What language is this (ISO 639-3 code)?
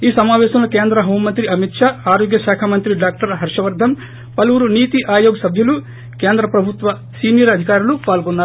tel